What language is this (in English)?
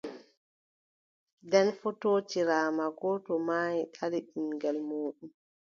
Adamawa Fulfulde